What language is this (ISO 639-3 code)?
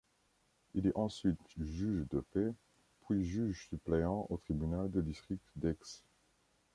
fra